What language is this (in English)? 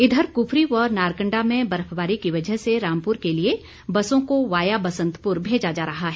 Hindi